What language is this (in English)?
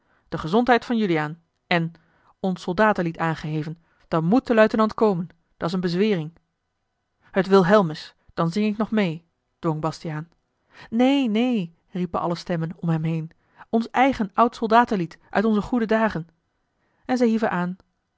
Dutch